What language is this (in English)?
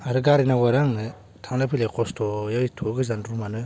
Bodo